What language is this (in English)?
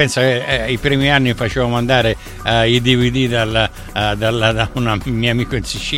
Italian